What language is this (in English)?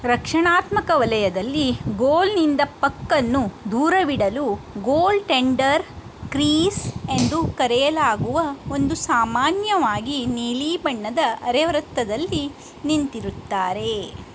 Kannada